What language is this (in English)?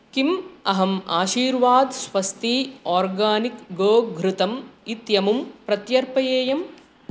Sanskrit